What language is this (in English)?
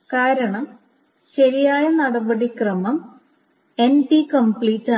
Malayalam